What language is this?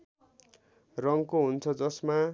Nepali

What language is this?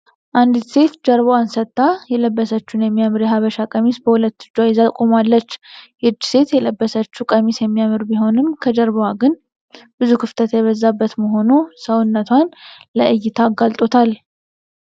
Amharic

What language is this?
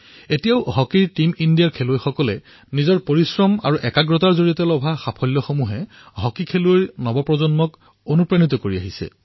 Assamese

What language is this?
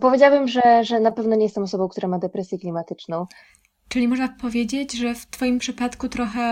Polish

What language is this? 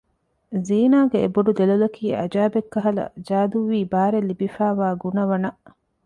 Divehi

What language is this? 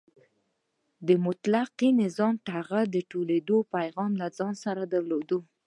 Pashto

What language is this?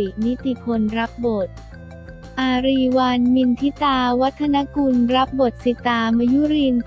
Thai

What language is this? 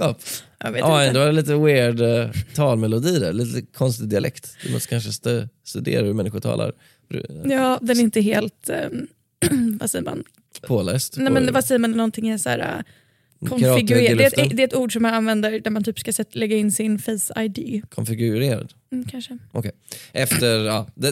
Swedish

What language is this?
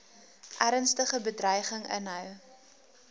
Afrikaans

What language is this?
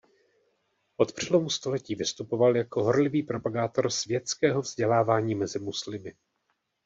Czech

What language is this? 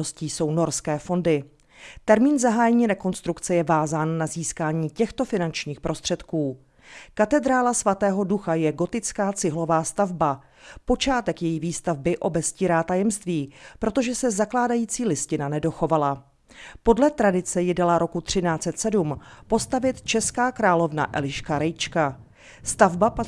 Czech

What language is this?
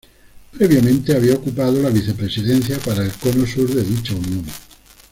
Spanish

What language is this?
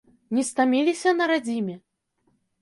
Belarusian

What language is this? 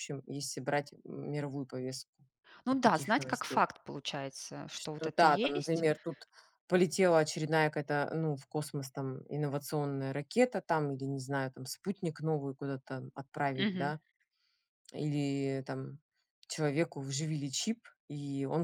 Russian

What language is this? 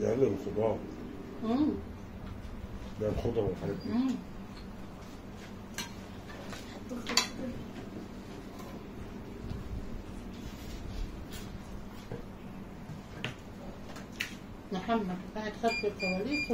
Arabic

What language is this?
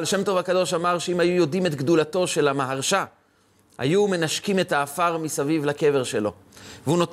Hebrew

